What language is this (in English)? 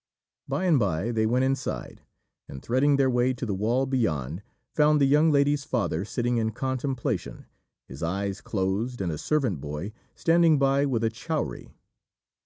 English